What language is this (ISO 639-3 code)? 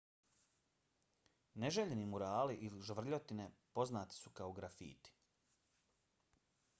bos